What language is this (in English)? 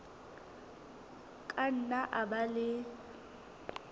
Southern Sotho